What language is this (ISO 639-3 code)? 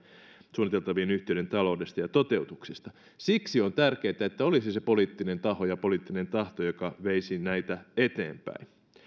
fin